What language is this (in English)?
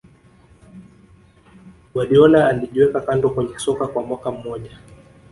Swahili